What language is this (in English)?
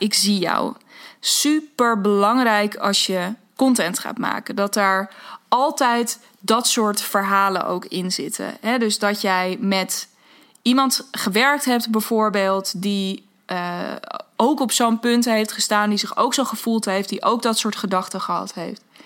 Dutch